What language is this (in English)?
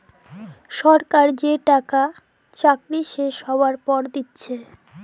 Bangla